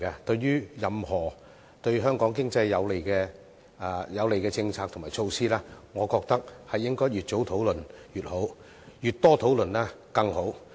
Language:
Cantonese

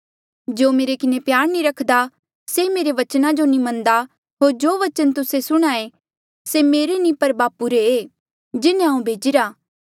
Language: Mandeali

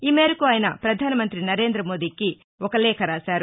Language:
Telugu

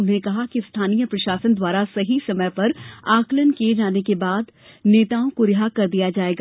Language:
Hindi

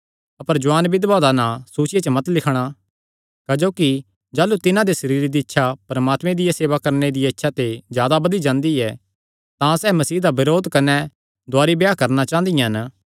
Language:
Kangri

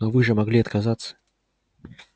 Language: Russian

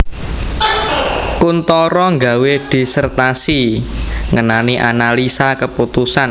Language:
Javanese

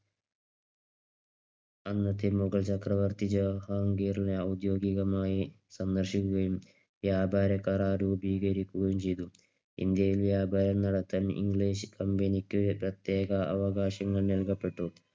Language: Malayalam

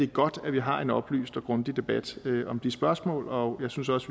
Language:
Danish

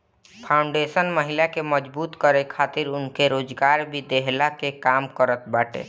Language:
Bhojpuri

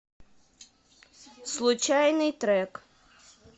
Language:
Russian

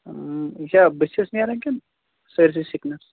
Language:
Kashmiri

